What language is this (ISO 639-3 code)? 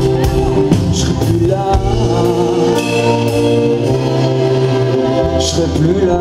pol